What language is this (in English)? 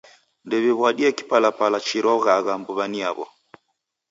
Taita